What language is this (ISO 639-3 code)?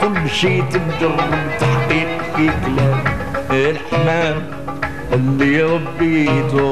ara